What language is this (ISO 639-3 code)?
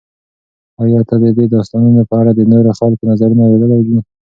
pus